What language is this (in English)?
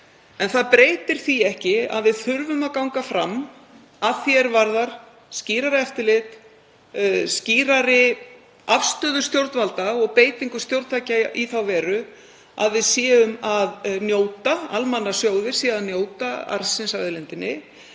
Icelandic